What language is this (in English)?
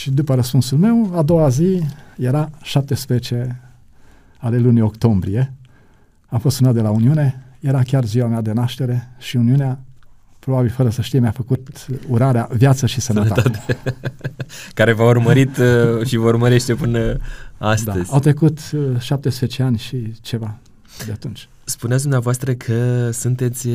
Romanian